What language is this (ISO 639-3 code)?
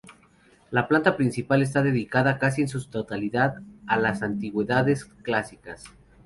spa